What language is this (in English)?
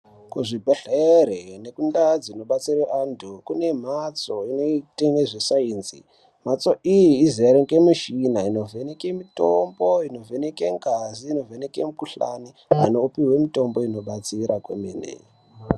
Ndau